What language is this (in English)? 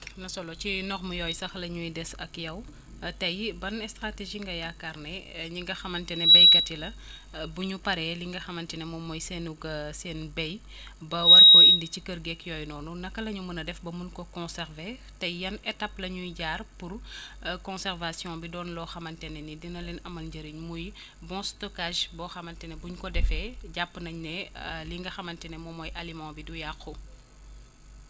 Wolof